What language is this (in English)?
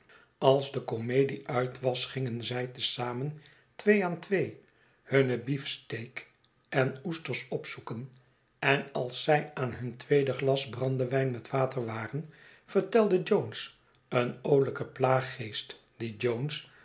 Dutch